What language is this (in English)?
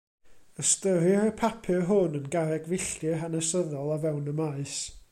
Welsh